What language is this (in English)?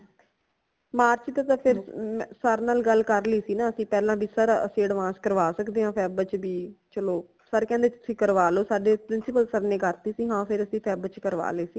Punjabi